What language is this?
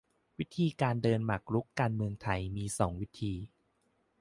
Thai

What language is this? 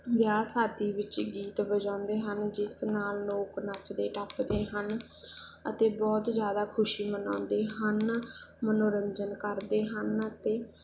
Punjabi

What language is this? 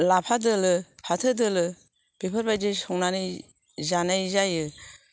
Bodo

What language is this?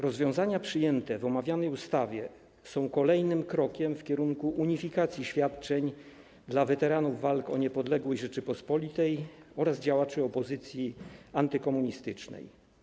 Polish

